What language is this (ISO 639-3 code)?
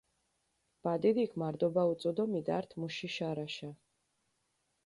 xmf